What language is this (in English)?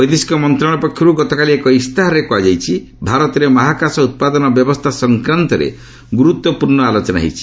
Odia